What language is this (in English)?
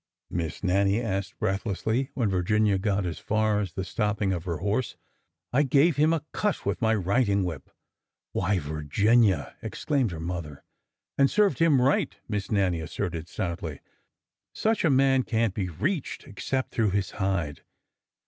English